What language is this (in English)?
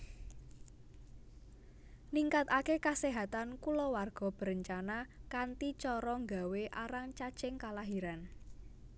Javanese